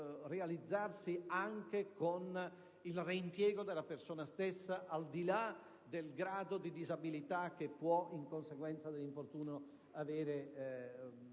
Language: Italian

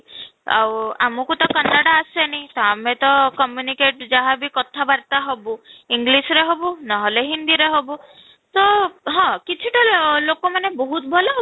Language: Odia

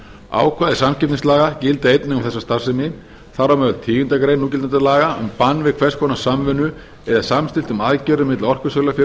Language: Icelandic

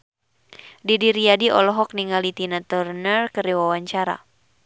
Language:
Sundanese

